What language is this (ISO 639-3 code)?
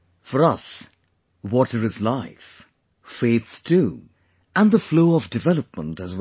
eng